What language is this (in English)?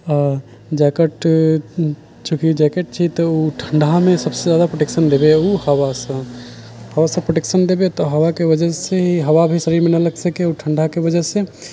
Maithili